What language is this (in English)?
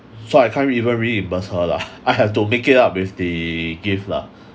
English